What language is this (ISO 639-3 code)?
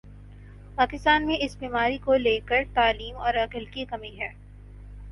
urd